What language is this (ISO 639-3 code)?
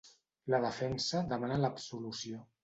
cat